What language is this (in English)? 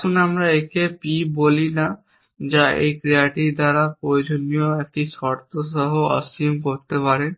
Bangla